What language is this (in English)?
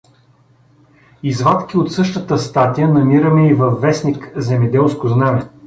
Bulgarian